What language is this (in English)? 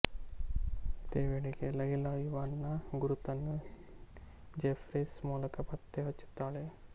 Kannada